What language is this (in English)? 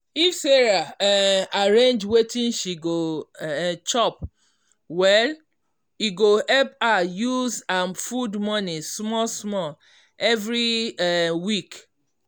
Nigerian Pidgin